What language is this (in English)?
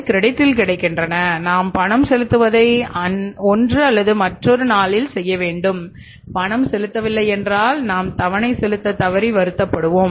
Tamil